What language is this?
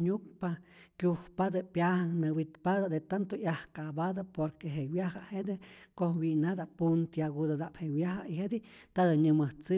Rayón Zoque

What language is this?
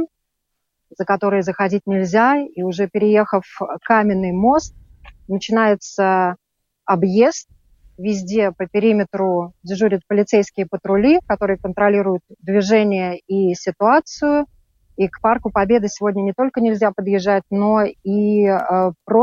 Russian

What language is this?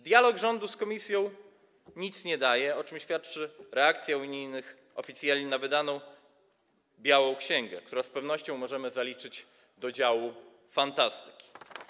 Polish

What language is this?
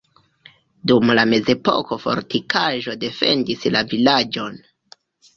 Esperanto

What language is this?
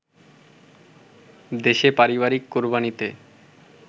Bangla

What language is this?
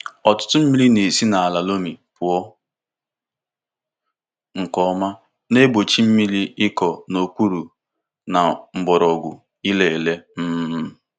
Igbo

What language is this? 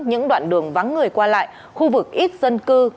Vietnamese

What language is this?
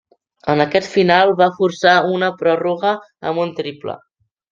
Catalan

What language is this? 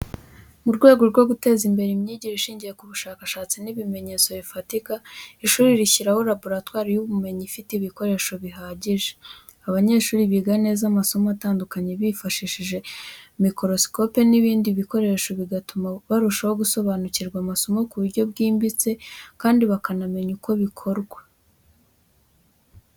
Kinyarwanda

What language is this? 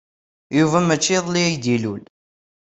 Kabyle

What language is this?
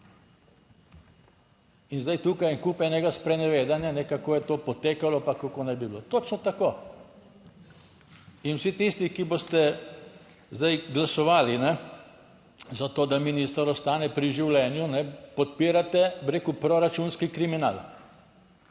Slovenian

